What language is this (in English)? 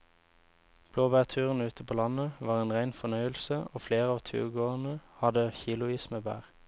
Norwegian